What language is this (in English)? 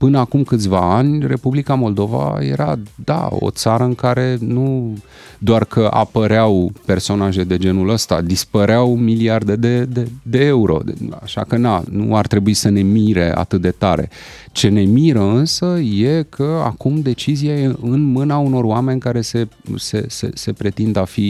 Romanian